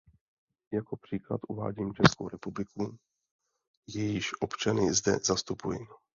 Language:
Czech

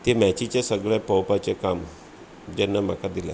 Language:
Konkani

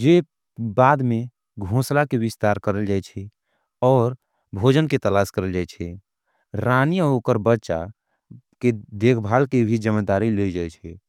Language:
Angika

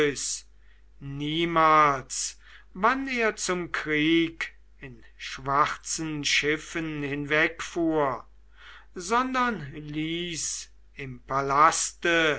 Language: German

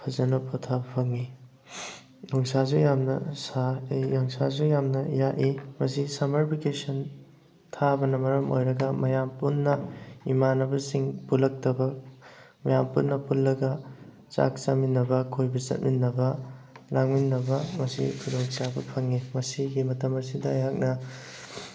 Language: Manipuri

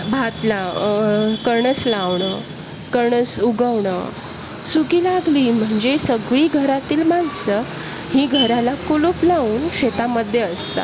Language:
Marathi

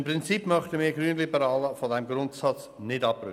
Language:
Swiss German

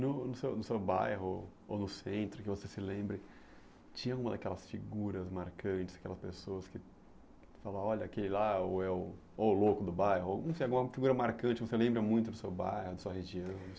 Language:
Portuguese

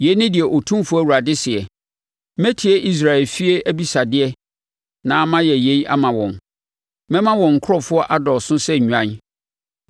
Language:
Akan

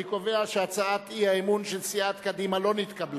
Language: Hebrew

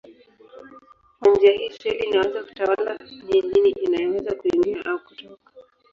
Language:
Swahili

